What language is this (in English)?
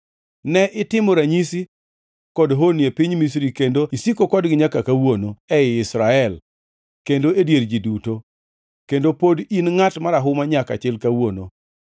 Luo (Kenya and Tanzania)